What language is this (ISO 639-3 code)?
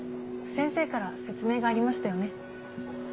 jpn